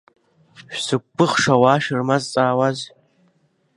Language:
Abkhazian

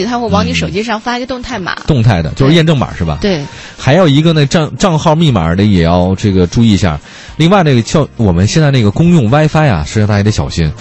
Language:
Chinese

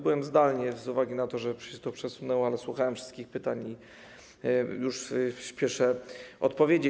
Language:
Polish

